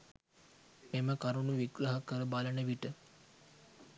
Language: Sinhala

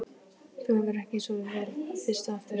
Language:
Icelandic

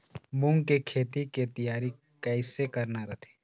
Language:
Chhattisgarhi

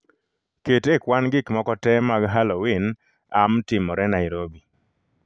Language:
Luo (Kenya and Tanzania)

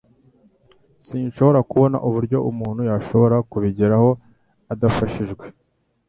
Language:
Kinyarwanda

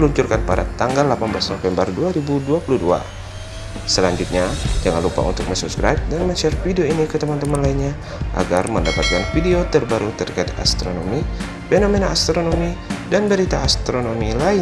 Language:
Indonesian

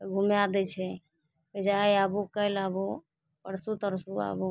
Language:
Maithili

